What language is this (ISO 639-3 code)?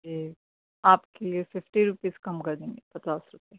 urd